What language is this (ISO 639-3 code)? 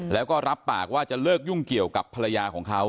tha